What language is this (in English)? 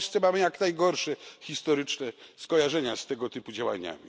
Polish